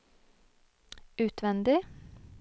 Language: Norwegian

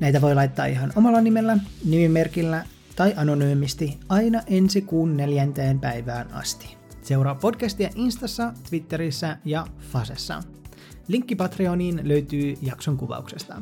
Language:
Finnish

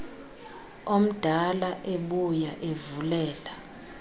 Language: Xhosa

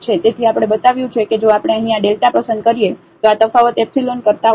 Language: Gujarati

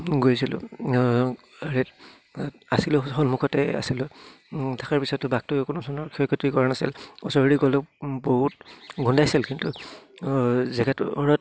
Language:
Assamese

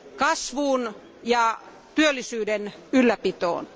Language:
Finnish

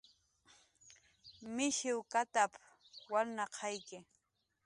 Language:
Jaqaru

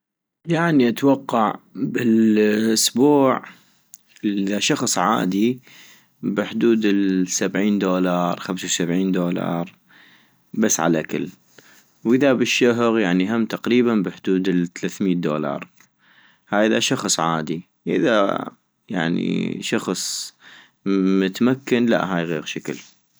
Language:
North Mesopotamian Arabic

